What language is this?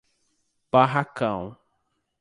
Portuguese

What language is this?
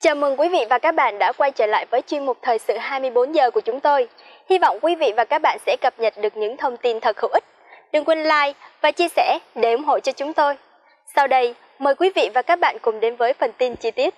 Vietnamese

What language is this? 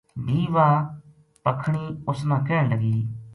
Gujari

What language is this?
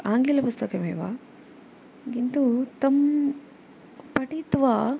Sanskrit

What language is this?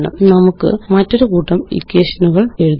Malayalam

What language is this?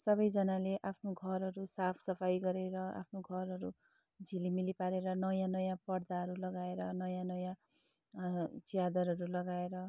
Nepali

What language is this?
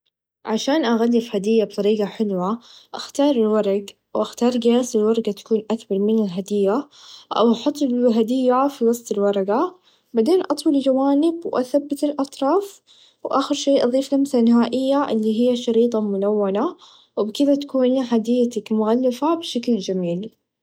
Najdi Arabic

